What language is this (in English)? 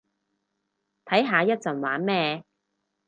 Cantonese